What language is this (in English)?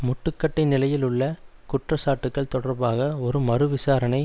Tamil